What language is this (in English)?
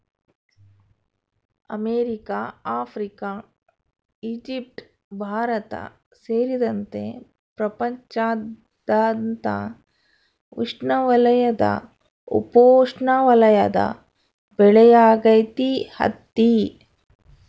Kannada